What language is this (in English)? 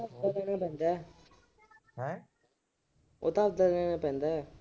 Punjabi